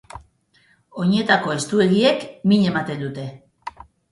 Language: Basque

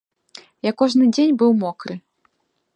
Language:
Belarusian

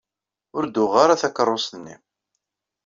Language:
Kabyle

